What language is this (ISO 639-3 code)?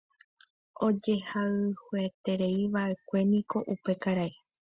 grn